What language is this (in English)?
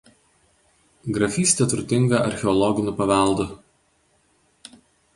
Lithuanian